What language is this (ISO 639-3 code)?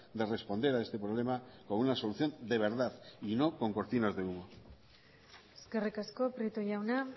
spa